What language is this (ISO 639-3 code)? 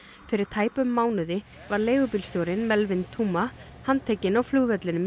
isl